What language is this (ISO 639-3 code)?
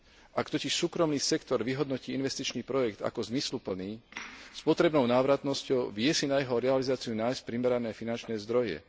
slk